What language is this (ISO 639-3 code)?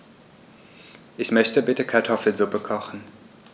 deu